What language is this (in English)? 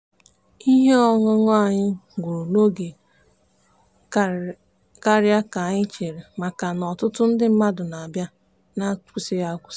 Igbo